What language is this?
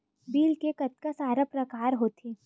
Chhattisgarhi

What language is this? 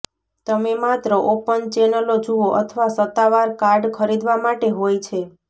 Gujarati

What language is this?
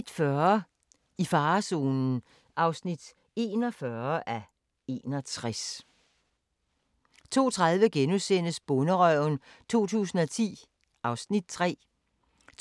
Danish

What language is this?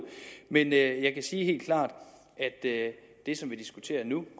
Danish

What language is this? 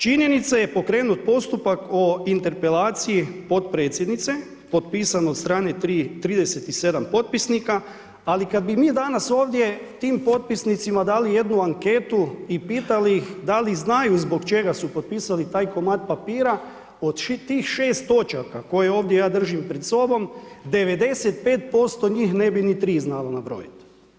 Croatian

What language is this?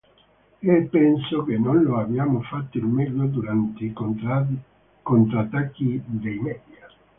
Italian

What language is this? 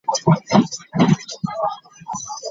Ganda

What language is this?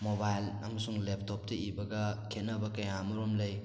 Manipuri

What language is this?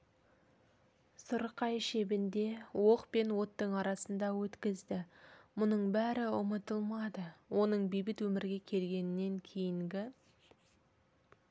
Kazakh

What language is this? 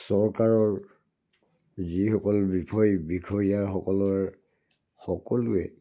Assamese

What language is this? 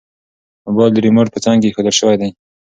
Pashto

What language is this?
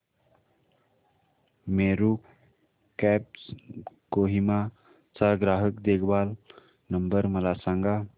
Marathi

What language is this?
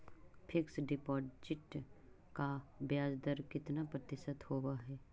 Magahi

